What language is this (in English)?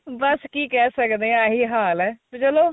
Punjabi